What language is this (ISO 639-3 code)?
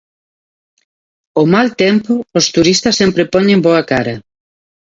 glg